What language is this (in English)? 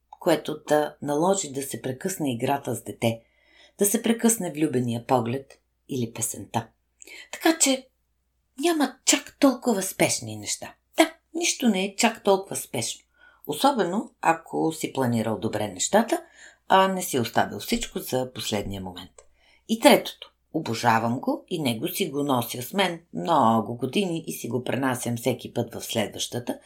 Bulgarian